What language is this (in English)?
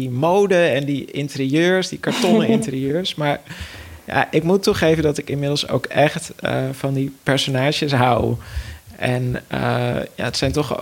Dutch